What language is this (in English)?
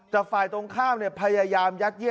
Thai